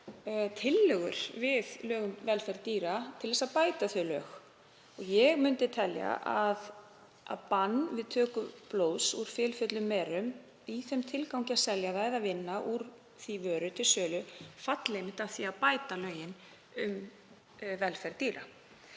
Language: Icelandic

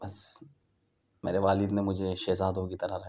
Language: Urdu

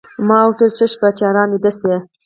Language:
Pashto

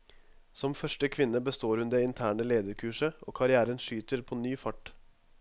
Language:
Norwegian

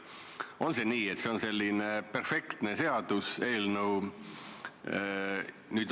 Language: Estonian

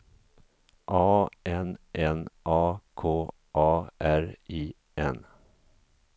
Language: Swedish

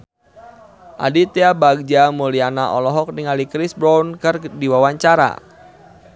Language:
Sundanese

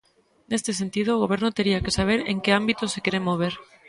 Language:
Galician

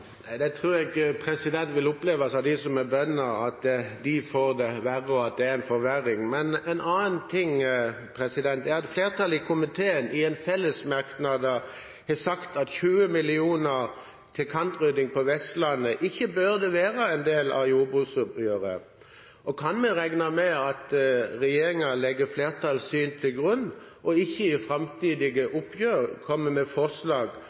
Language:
Norwegian Bokmål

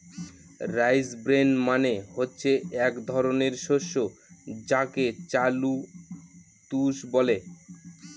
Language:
Bangla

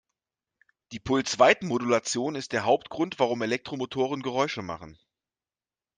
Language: German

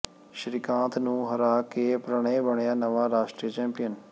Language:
Punjabi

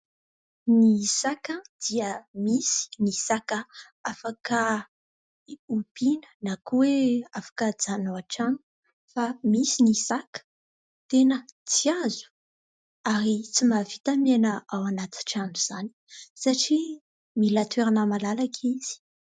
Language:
Malagasy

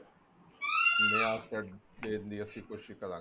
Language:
Punjabi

